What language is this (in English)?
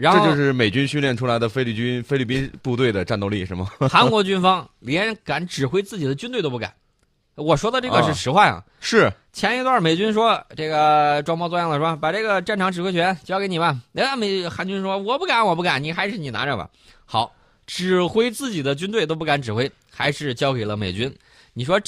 Chinese